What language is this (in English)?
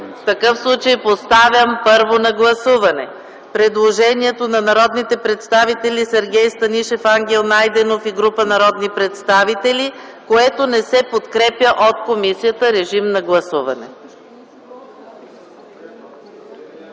Bulgarian